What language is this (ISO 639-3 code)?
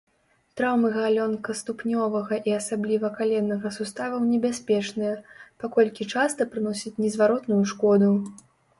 bel